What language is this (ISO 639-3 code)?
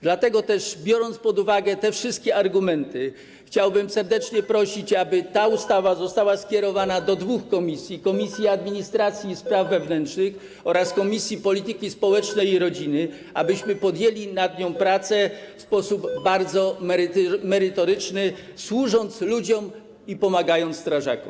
pol